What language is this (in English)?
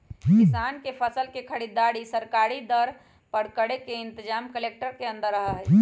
Magahi